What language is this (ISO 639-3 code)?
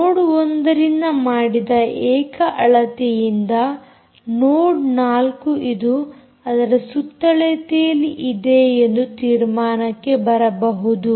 kan